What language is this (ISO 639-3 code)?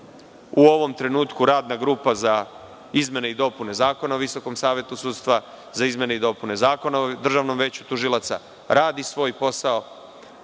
srp